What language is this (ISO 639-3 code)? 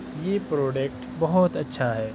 urd